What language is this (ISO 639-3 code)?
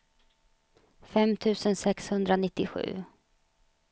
swe